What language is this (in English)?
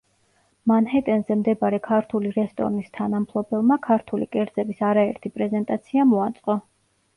Georgian